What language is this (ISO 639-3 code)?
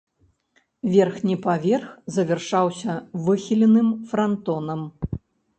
bel